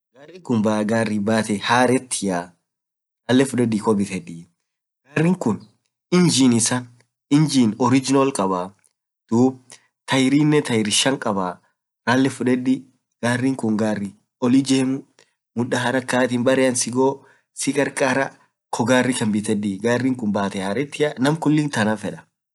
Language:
Orma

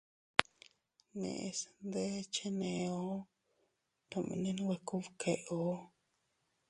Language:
Teutila Cuicatec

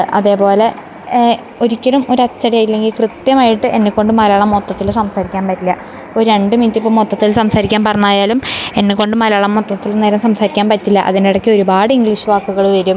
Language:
Malayalam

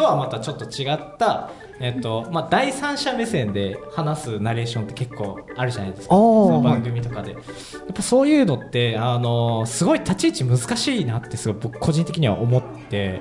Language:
Japanese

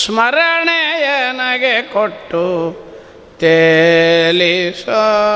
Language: Kannada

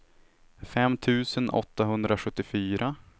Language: Swedish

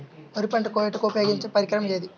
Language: Telugu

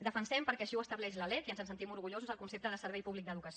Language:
Catalan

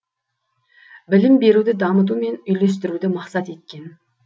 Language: Kazakh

